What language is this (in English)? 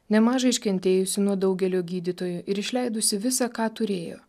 Lithuanian